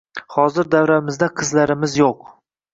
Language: Uzbek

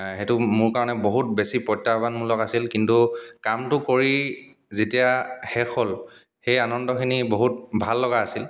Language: Assamese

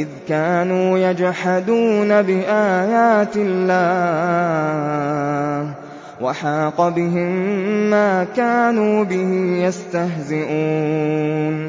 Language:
Arabic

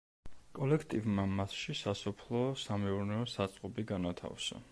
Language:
Georgian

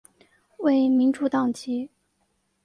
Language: Chinese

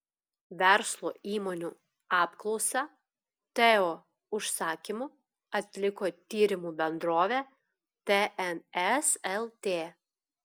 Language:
Lithuanian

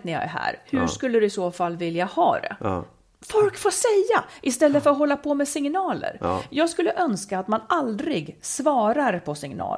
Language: Swedish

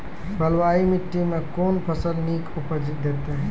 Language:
Maithili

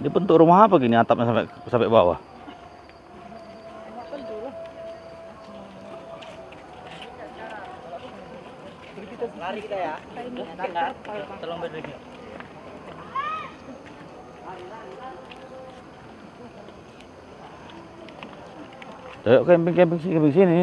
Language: Indonesian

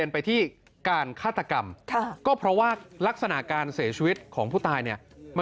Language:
Thai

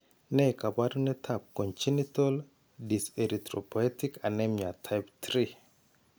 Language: Kalenjin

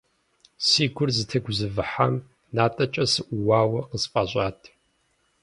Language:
Kabardian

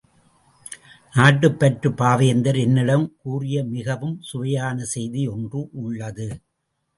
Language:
Tamil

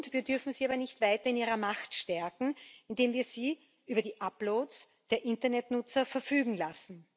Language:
German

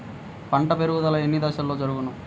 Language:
Telugu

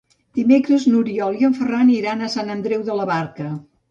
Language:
Catalan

